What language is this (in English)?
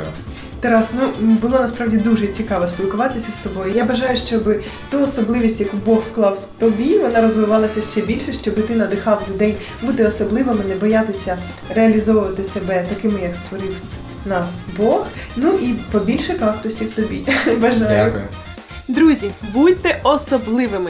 Ukrainian